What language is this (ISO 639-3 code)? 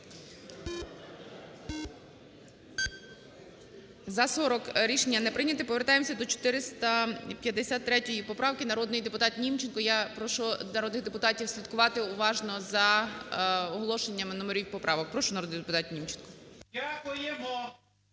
ukr